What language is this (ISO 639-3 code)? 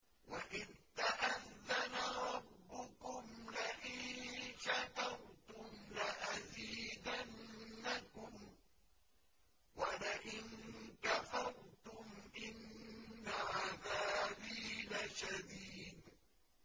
ara